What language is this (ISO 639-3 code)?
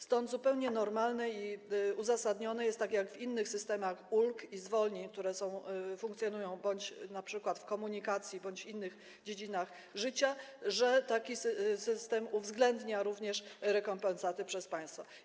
pol